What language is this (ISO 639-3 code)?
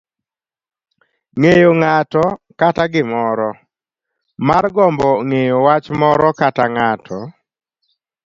luo